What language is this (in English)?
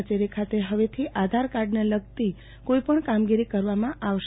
Gujarati